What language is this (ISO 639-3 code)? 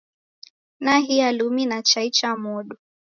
dav